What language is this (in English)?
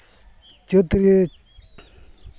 Santali